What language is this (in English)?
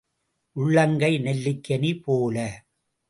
Tamil